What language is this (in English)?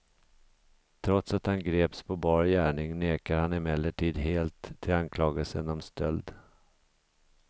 Swedish